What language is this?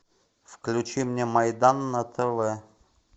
Russian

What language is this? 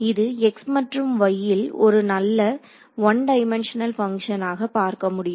Tamil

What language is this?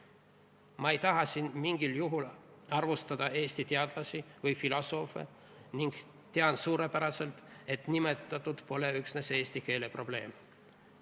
Estonian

